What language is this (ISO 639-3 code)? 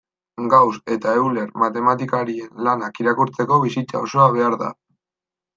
eus